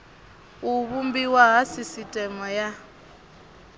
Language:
Venda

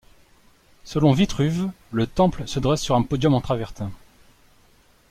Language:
French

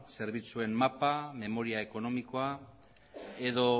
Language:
Basque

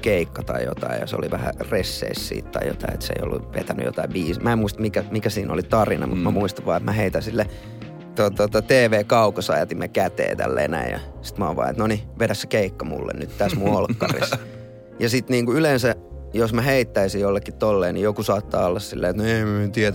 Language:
Finnish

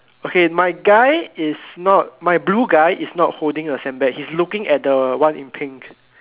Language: English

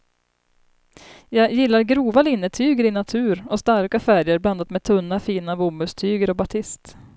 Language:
Swedish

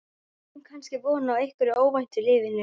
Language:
Icelandic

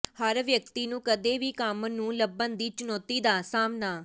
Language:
Punjabi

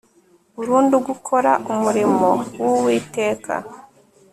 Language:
Kinyarwanda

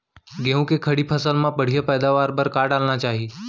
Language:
Chhattisgarhi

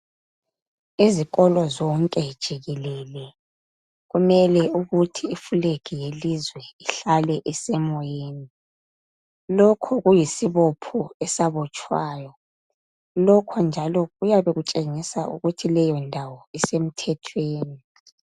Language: North Ndebele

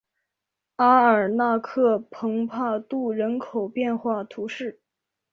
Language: Chinese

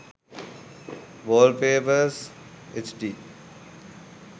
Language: Sinhala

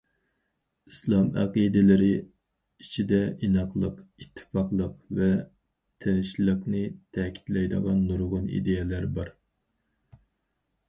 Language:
Uyghur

